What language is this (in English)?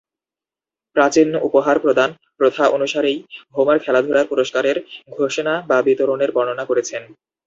Bangla